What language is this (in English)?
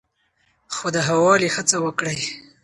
Pashto